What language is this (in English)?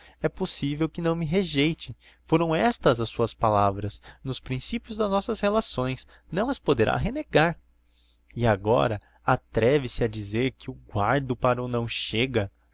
Portuguese